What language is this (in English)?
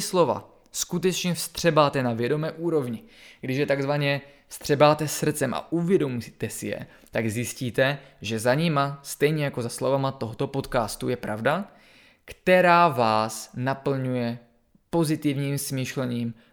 Czech